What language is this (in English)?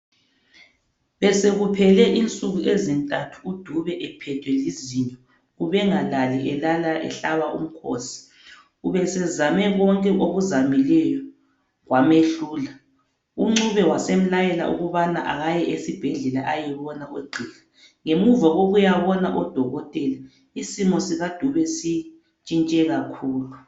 North Ndebele